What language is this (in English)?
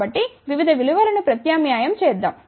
Telugu